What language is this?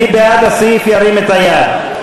Hebrew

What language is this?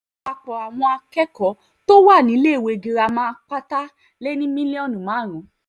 Yoruba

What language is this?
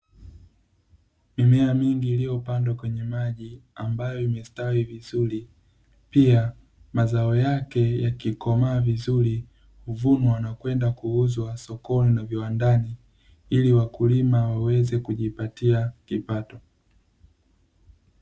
Swahili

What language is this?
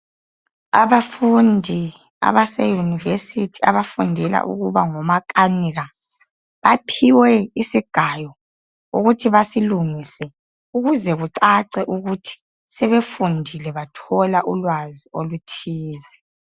North Ndebele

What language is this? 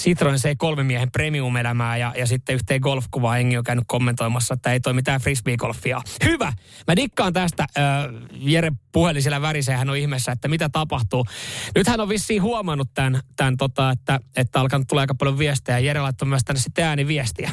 Finnish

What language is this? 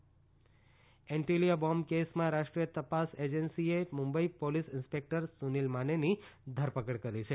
Gujarati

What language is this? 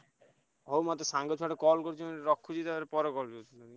Odia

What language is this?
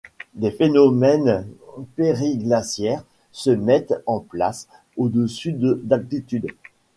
French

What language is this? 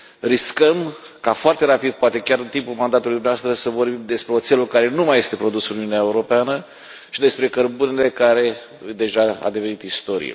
Romanian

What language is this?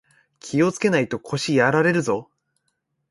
Japanese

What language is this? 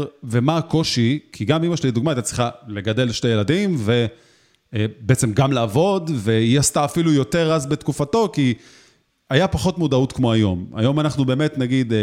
Hebrew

